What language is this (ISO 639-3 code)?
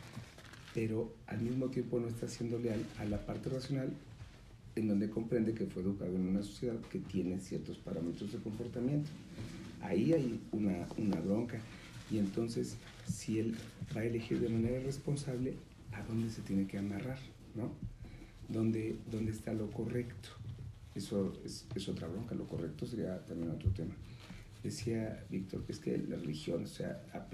spa